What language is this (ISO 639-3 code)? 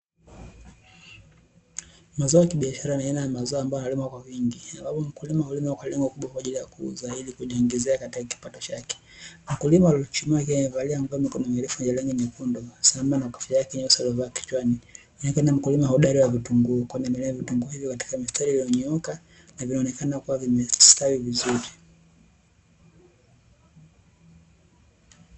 swa